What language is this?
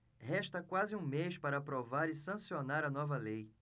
Portuguese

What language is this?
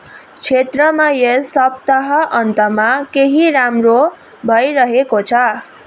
Nepali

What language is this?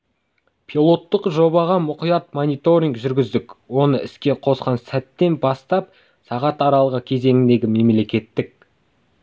Kazakh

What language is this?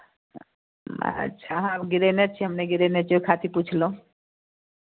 Maithili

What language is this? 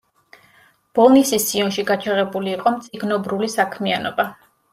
Georgian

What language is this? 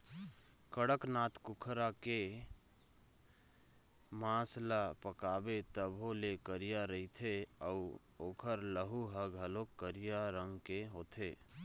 Chhattisgarhi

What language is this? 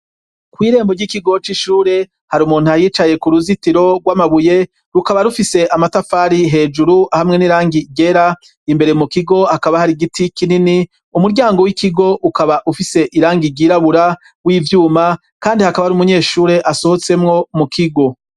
Rundi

